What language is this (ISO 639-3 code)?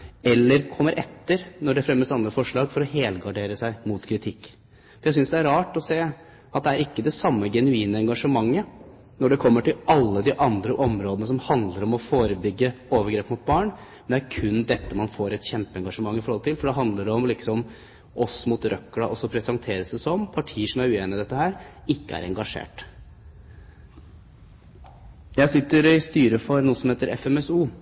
nob